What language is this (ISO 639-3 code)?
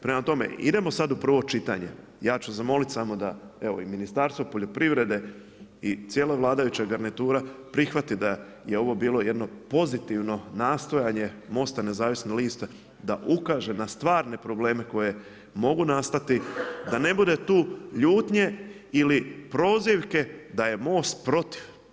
hrv